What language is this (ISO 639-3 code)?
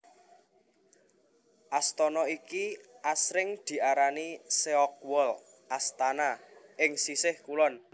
jav